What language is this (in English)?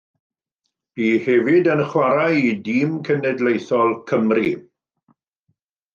Welsh